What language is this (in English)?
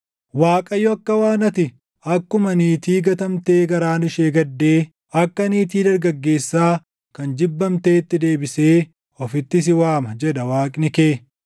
Oromo